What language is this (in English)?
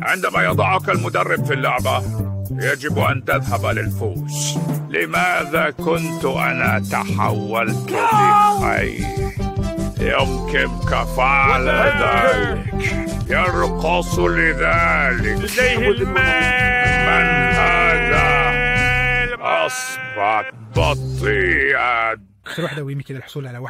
Arabic